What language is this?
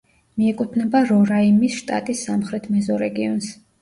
Georgian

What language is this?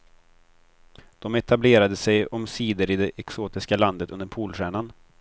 Swedish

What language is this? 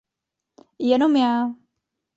Czech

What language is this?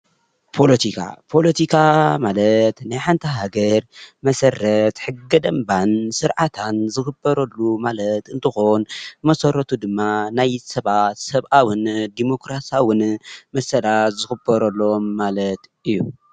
Tigrinya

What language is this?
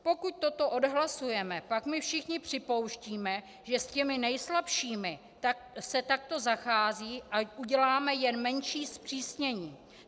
Czech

